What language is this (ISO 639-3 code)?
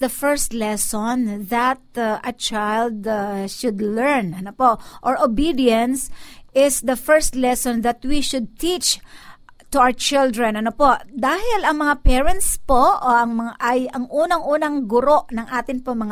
fil